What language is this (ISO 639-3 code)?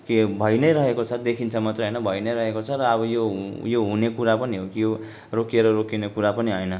nep